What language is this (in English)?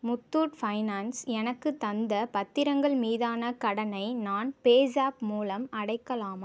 Tamil